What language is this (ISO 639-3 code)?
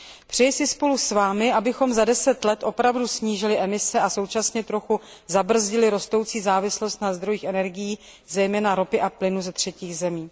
ces